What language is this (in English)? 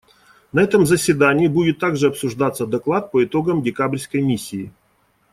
Russian